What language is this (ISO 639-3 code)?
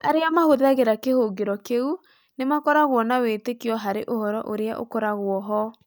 kik